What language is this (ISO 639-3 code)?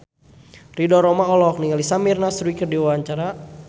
sun